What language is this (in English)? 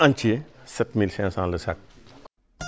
Wolof